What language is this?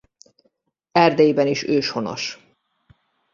Hungarian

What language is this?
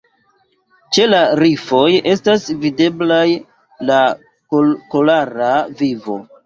Esperanto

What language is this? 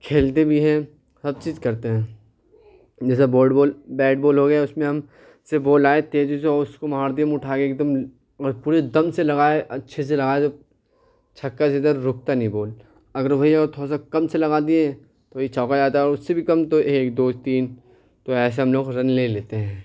Urdu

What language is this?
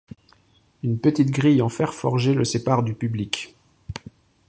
French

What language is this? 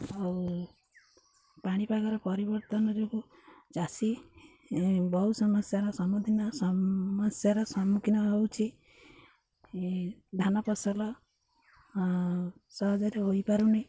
Odia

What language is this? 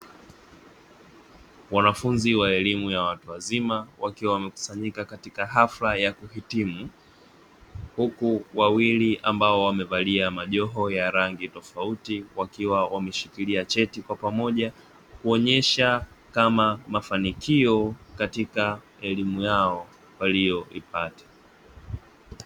Swahili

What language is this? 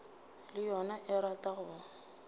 Northern Sotho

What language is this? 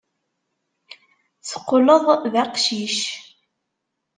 Kabyle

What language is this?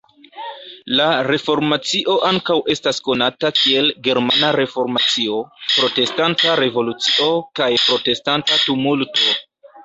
Esperanto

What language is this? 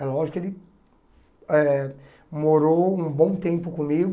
Portuguese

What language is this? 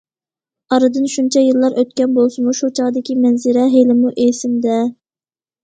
Uyghur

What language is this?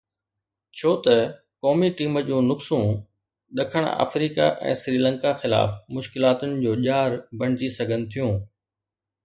Sindhi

